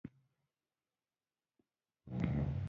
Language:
Pashto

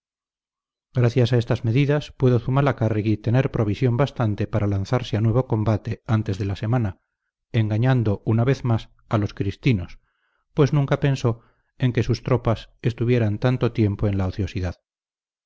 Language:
Spanish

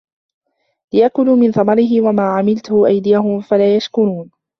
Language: Arabic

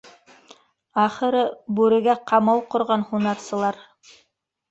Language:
Bashkir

